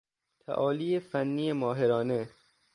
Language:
Persian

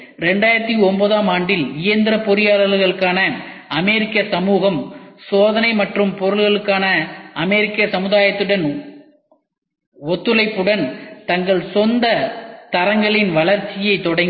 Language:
Tamil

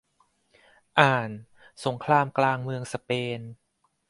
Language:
Thai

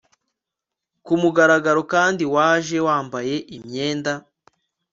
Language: Kinyarwanda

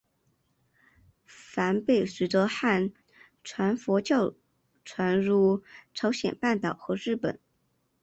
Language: Chinese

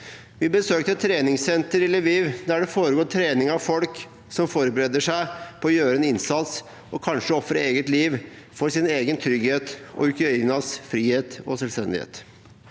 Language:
Norwegian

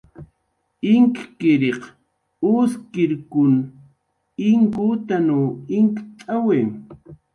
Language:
Jaqaru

